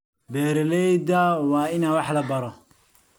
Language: Somali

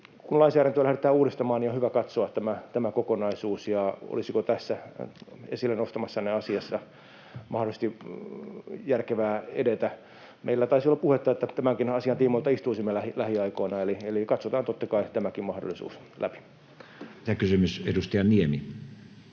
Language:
Finnish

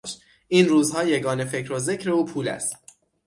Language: Persian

